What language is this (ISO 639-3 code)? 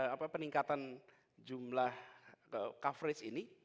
ind